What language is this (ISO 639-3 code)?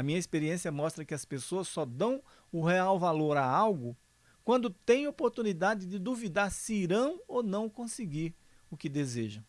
por